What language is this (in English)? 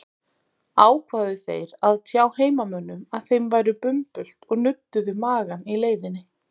Icelandic